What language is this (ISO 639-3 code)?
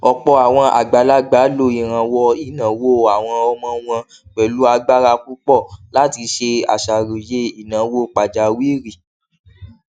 yor